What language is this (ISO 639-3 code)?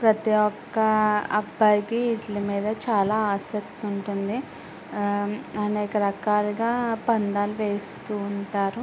tel